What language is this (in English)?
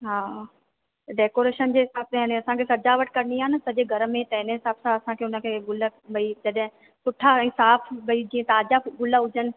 Sindhi